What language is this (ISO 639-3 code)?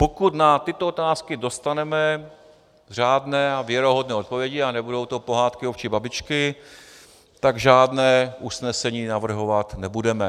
ces